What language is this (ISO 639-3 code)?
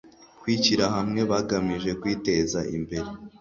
kin